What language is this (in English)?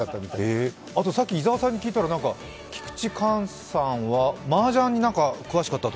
Japanese